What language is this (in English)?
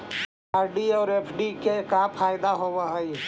Magahi